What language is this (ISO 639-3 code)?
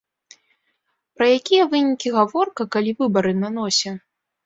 bel